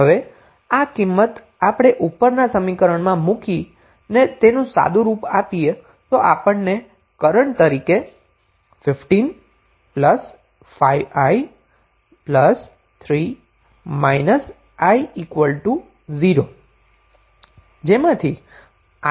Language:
Gujarati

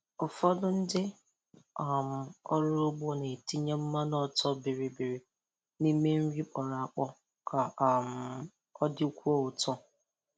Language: Igbo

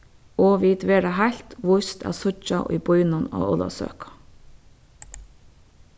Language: Faroese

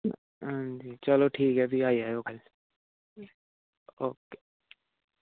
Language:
Dogri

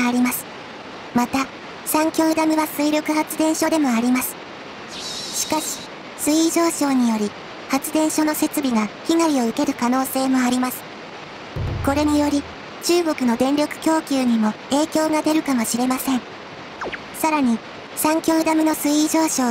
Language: Japanese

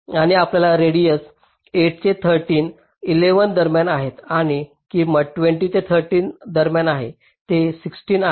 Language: Marathi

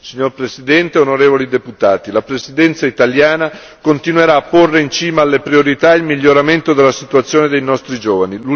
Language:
Italian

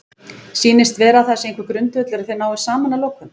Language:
Icelandic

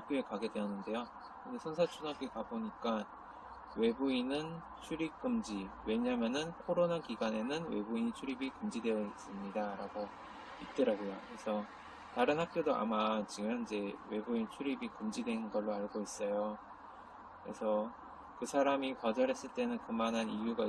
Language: Korean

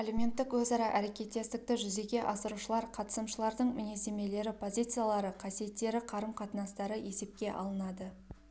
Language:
Kazakh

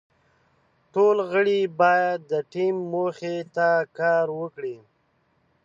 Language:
Pashto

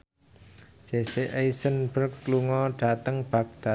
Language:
Javanese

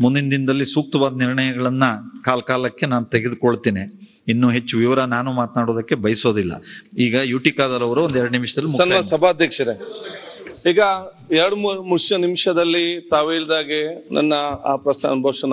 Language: Romanian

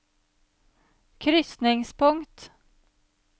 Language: Norwegian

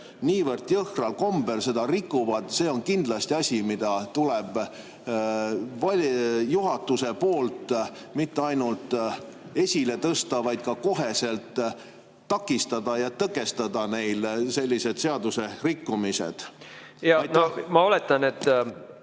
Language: Estonian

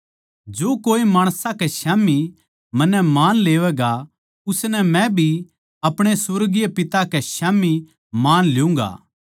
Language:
Haryanvi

